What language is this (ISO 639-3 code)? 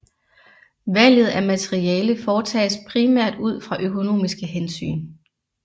dan